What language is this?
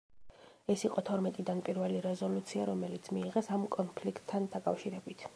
Georgian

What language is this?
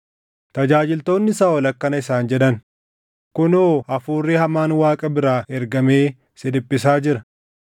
Oromo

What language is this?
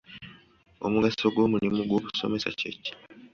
Ganda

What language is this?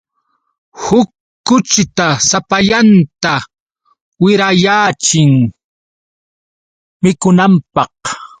Yauyos Quechua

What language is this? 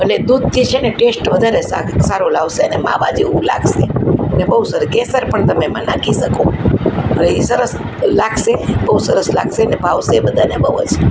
Gujarati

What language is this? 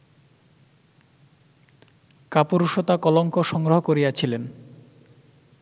Bangla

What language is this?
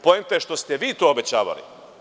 Serbian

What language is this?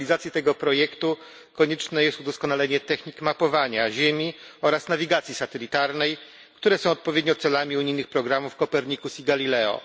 Polish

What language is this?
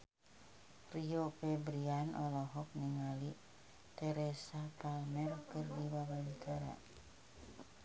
Sundanese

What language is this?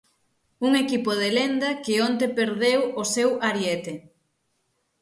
Galician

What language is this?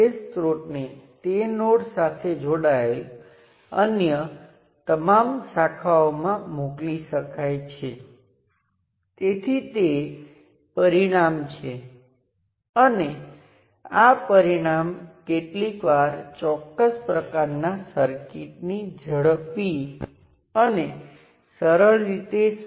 Gujarati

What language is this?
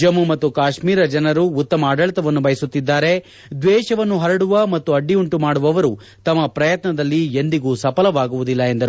Kannada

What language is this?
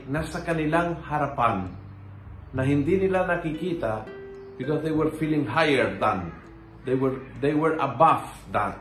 Filipino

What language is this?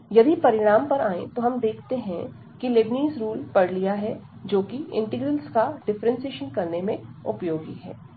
Hindi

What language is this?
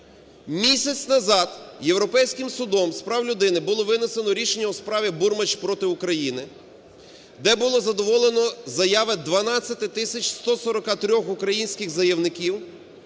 Ukrainian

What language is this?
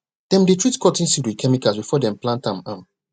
Nigerian Pidgin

